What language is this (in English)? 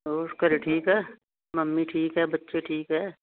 Punjabi